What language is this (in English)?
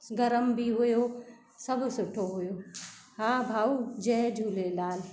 Sindhi